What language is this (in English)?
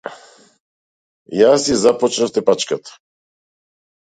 Macedonian